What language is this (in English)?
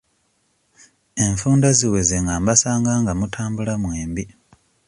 Ganda